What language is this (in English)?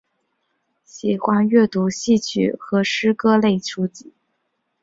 Chinese